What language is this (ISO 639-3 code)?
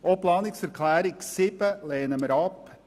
gsw